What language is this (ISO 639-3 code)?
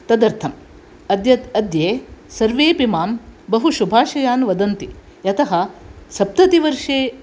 san